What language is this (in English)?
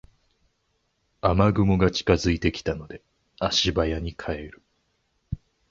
Japanese